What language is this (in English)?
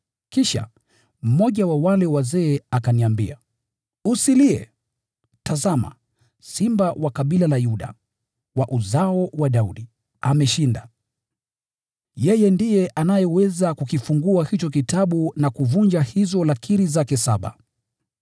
Swahili